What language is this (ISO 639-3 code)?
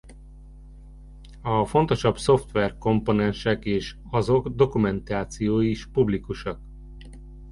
hun